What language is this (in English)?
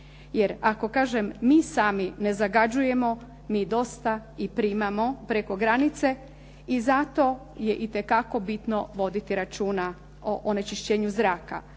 Croatian